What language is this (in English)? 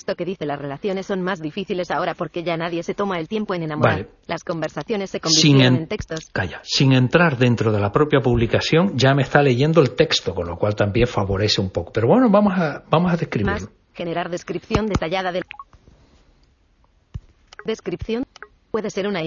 Spanish